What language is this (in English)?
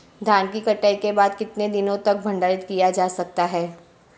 Hindi